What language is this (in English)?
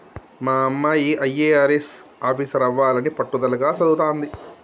Telugu